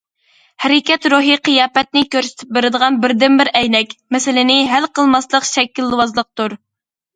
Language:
Uyghur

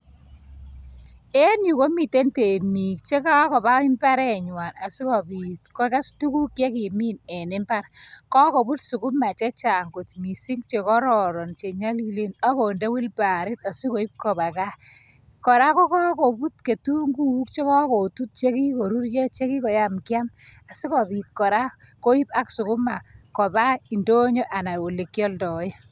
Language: Kalenjin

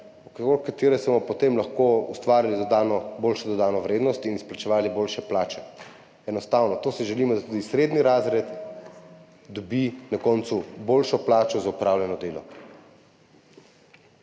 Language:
Slovenian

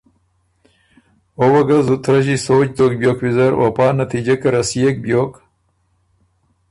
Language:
Ormuri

